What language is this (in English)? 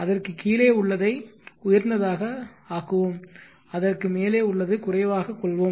Tamil